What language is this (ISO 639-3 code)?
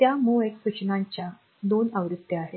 mar